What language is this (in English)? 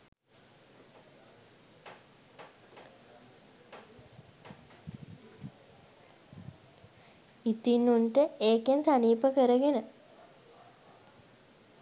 Sinhala